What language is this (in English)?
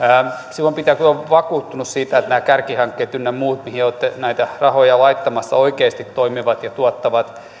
Finnish